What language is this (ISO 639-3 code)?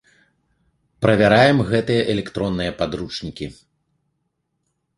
bel